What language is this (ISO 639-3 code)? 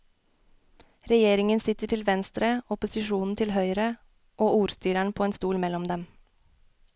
nor